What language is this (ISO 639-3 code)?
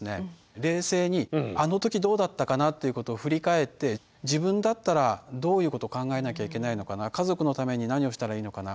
jpn